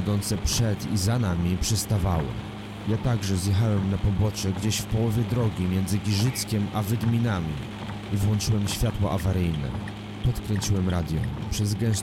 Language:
Polish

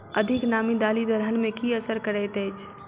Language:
Maithili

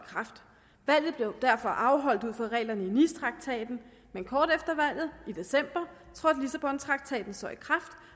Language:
Danish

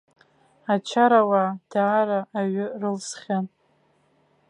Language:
Abkhazian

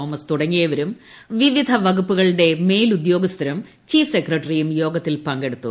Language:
Malayalam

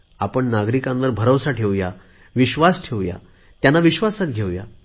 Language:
Marathi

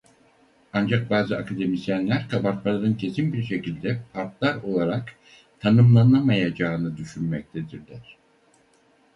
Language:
Turkish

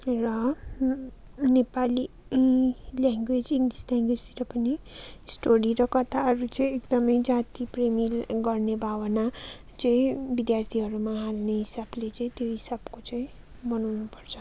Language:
Nepali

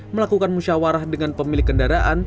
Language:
Indonesian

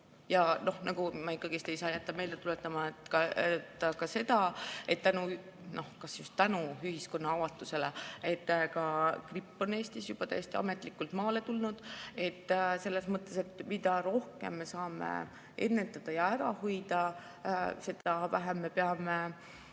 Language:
Estonian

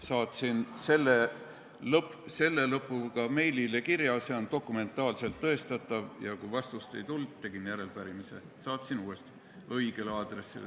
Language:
Estonian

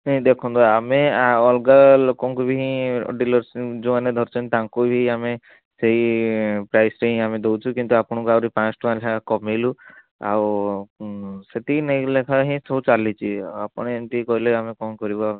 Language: Odia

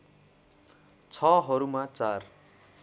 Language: Nepali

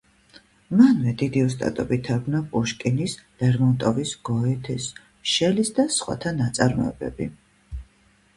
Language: Georgian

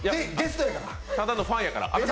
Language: Japanese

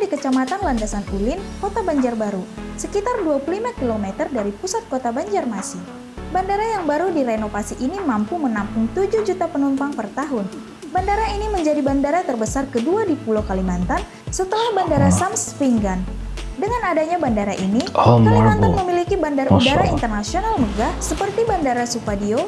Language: Indonesian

